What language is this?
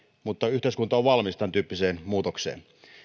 Finnish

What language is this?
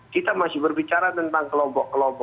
Indonesian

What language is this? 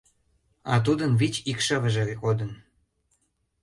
Mari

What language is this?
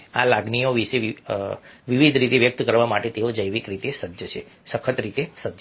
Gujarati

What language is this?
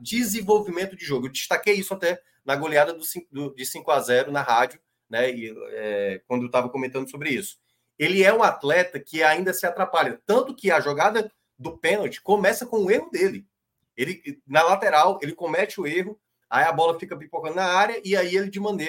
Portuguese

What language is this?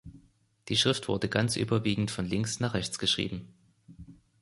German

